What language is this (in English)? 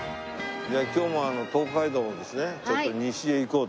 Japanese